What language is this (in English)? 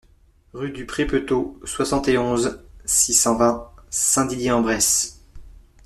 French